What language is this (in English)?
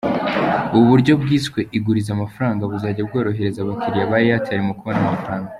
Kinyarwanda